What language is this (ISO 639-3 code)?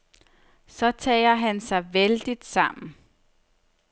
dan